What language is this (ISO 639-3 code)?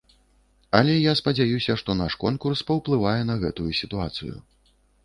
bel